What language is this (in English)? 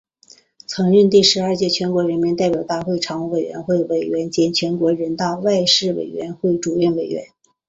Chinese